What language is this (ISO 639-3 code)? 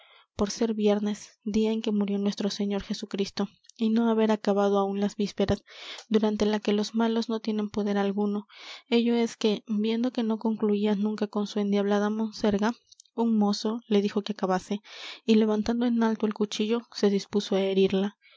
spa